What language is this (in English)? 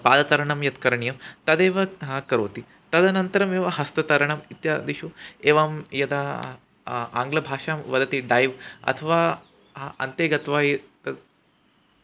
Sanskrit